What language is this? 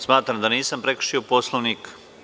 Serbian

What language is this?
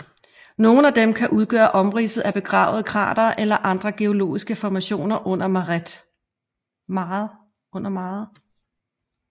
Danish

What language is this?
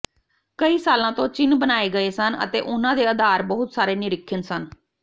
Punjabi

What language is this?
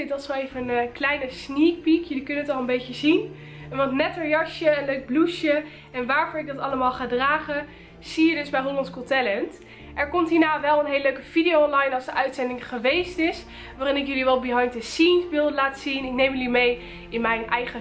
Dutch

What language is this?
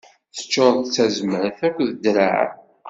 Kabyle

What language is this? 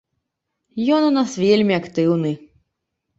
Belarusian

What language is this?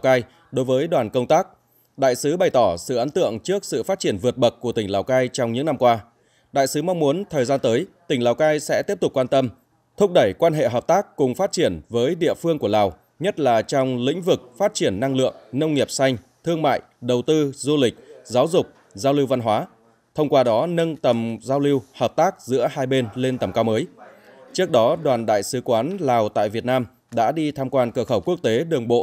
Vietnamese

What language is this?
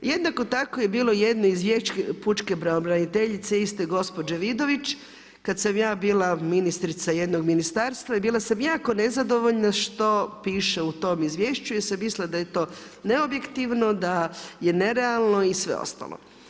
Croatian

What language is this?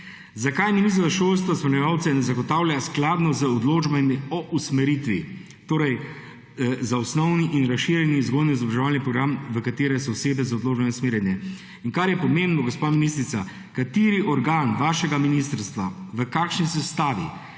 Slovenian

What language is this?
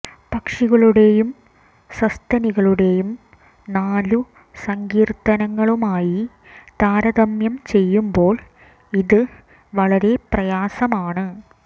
Malayalam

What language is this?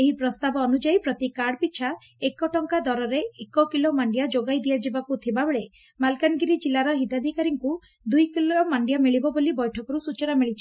Odia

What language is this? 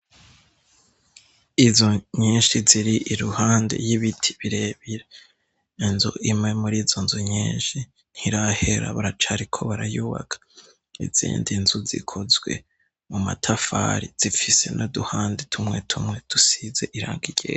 Rundi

